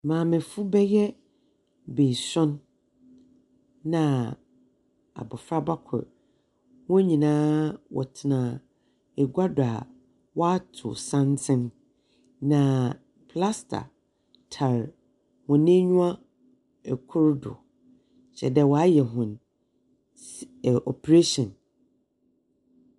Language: Akan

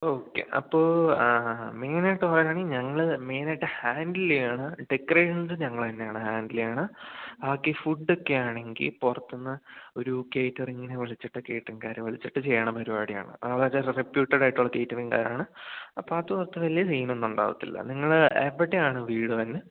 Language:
Malayalam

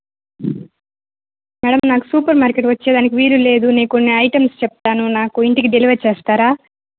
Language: Telugu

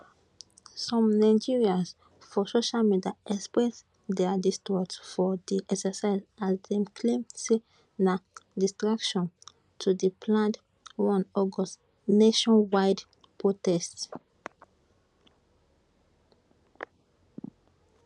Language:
Nigerian Pidgin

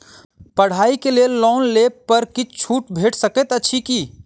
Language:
Maithili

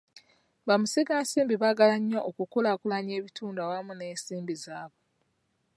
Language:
Ganda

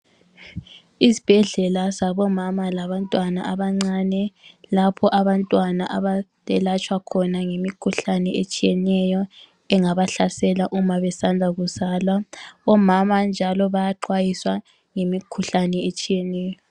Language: North Ndebele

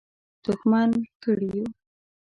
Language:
Pashto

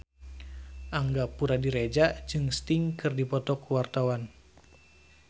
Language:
Sundanese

